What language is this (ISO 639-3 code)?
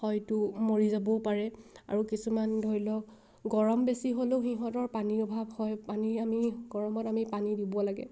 asm